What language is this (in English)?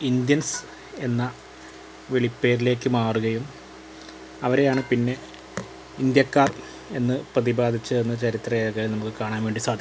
Malayalam